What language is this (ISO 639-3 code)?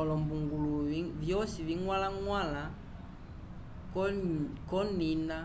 umb